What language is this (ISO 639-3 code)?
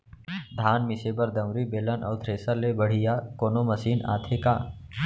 hne